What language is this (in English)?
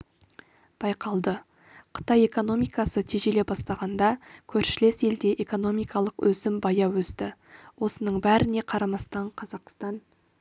Kazakh